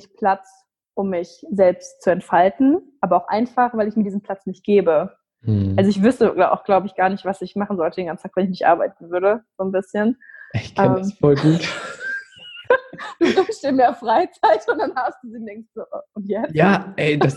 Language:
German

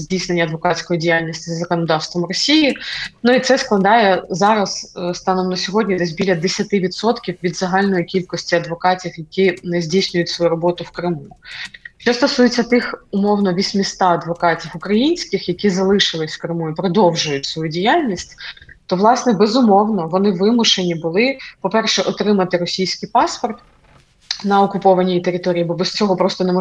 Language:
Ukrainian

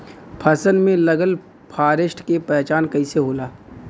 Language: Bhojpuri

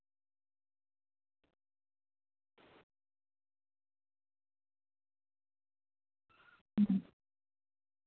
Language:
Santali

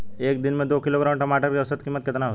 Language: Bhojpuri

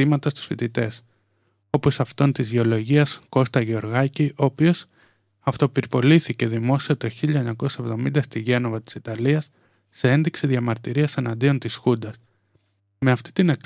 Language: Greek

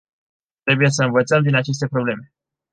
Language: Romanian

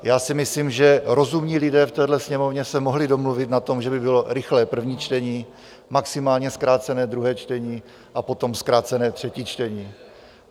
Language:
Czech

